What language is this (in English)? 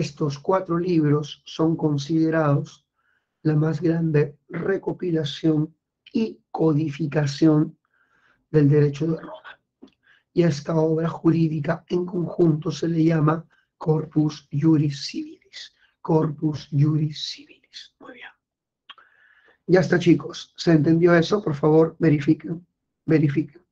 Spanish